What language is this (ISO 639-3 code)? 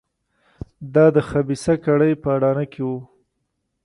pus